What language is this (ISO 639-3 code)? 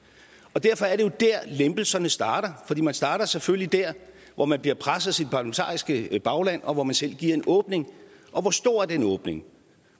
dan